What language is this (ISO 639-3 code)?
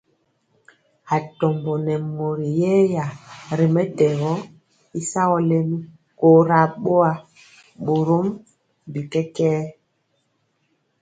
mcx